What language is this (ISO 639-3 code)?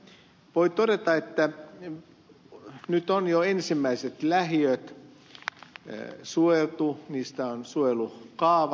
fin